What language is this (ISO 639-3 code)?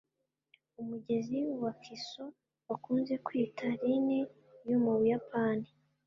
kin